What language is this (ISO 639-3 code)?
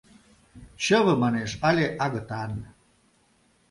chm